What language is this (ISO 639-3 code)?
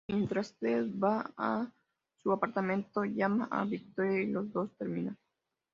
spa